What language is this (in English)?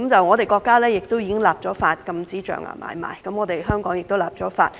Cantonese